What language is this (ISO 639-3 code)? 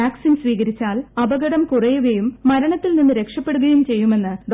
mal